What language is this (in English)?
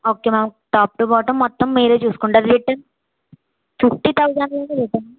Telugu